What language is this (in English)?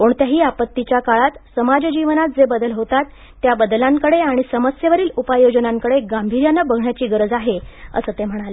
Marathi